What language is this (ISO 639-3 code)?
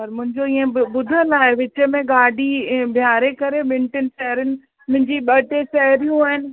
snd